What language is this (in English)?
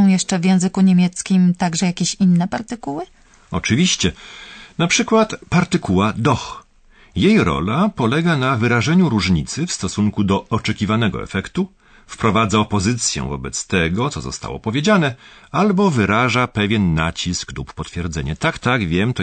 Polish